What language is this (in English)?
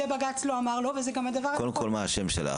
Hebrew